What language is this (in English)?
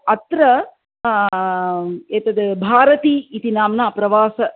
Sanskrit